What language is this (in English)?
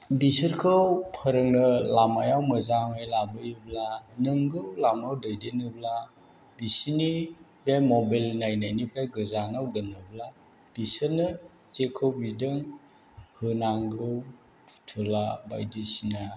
Bodo